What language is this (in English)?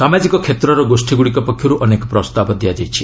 Odia